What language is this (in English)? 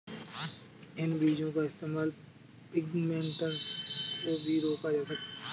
Hindi